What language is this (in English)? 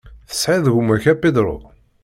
Kabyle